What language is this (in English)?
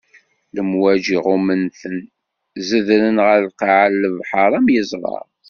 Kabyle